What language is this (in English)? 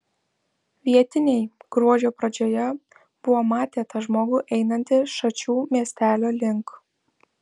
Lithuanian